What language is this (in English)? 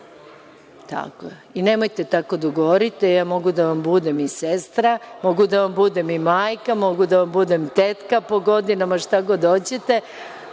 Serbian